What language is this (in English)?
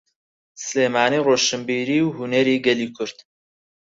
Central Kurdish